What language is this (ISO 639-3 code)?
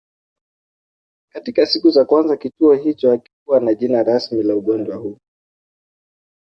swa